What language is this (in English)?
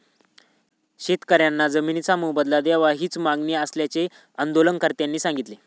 Marathi